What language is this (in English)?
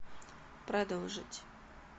Russian